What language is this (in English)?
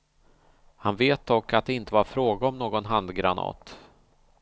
Swedish